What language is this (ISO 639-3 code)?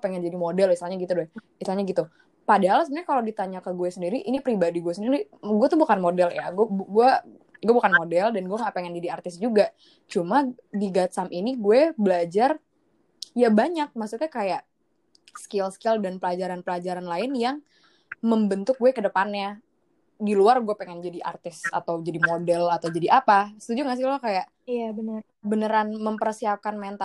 ind